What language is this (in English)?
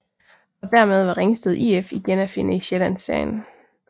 Danish